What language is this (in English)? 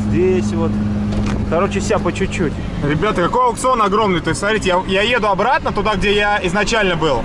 Russian